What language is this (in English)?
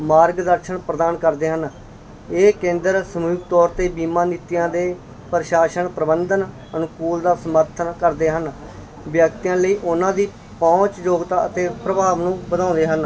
Punjabi